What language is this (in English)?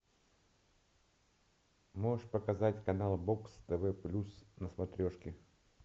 Russian